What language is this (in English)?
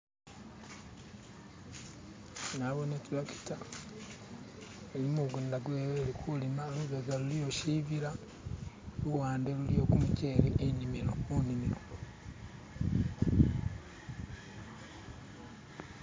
Masaaba